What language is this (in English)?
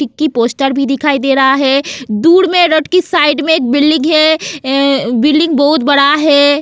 Hindi